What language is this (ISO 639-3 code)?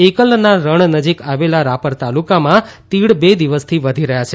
guj